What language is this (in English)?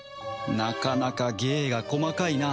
Japanese